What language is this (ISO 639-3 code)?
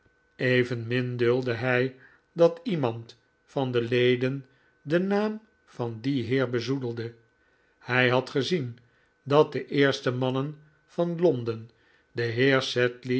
nld